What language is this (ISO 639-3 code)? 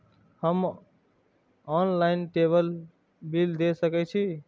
mai